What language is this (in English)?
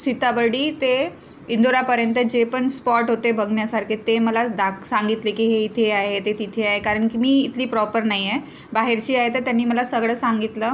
Marathi